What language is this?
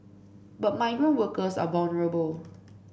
English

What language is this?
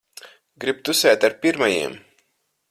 Latvian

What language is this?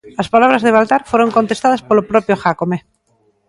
Galician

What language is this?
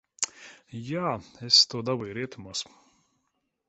Latvian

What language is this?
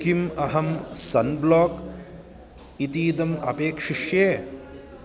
Sanskrit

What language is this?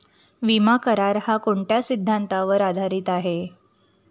Marathi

